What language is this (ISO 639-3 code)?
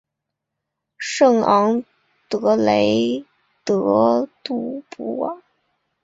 zho